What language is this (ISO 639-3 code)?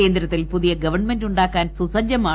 mal